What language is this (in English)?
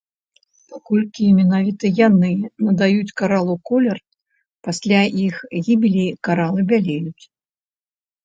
Belarusian